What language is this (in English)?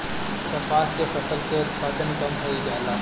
Bhojpuri